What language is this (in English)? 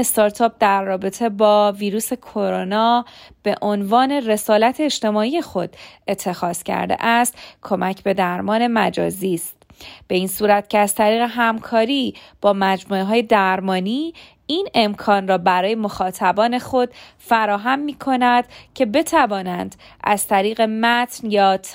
Persian